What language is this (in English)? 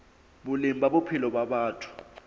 Southern Sotho